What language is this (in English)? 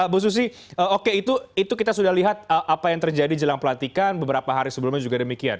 Indonesian